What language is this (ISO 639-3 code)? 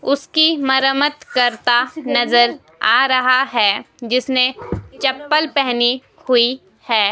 hin